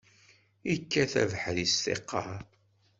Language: Kabyle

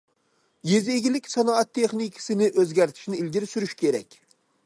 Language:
Uyghur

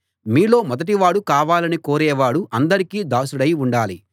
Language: Telugu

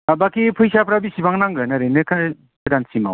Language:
Bodo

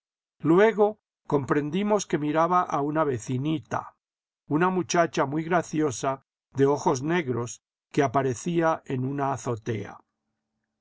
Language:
Spanish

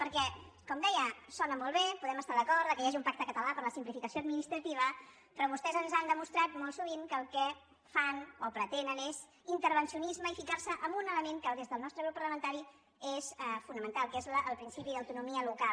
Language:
Catalan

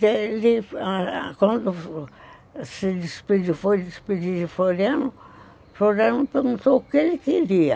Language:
Portuguese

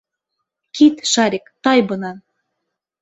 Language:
Bashkir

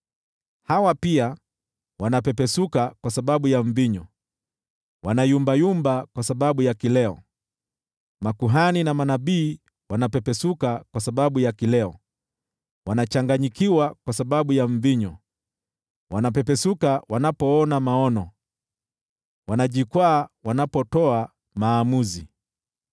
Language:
Swahili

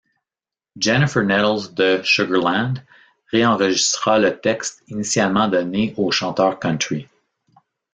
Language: French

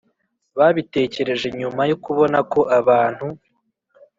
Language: Kinyarwanda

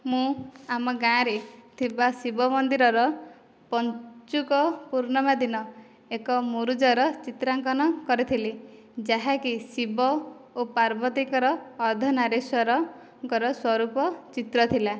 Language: Odia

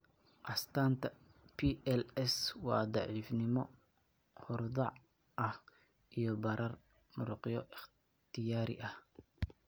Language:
Somali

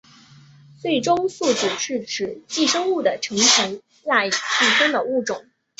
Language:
Chinese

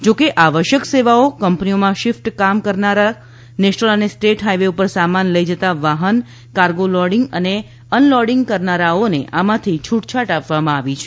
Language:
Gujarati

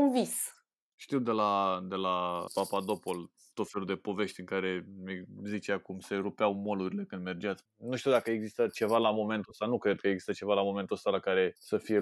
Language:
Romanian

